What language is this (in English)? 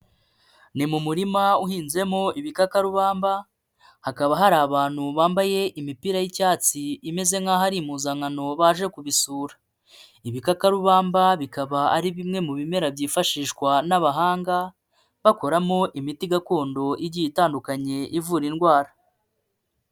Kinyarwanda